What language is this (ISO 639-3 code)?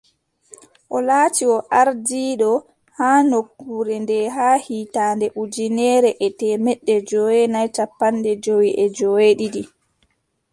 fub